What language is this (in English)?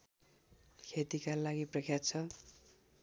Nepali